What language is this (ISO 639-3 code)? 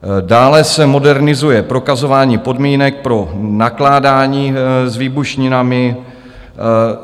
ces